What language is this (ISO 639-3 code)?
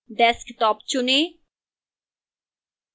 hin